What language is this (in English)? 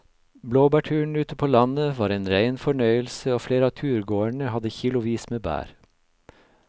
Norwegian